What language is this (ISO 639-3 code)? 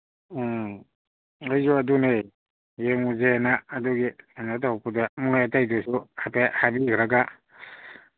mni